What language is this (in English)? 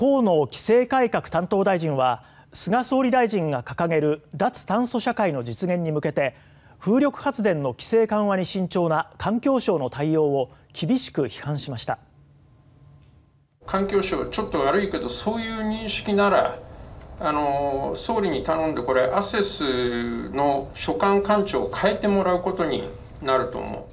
Japanese